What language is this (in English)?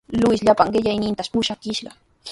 Sihuas Ancash Quechua